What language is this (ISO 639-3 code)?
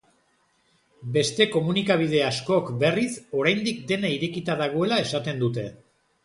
eus